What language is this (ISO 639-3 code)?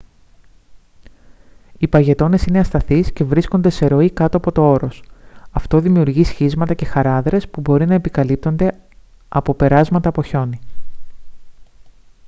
ell